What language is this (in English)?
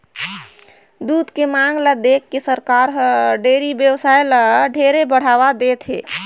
Chhattisgarhi